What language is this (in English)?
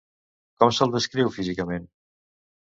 Catalan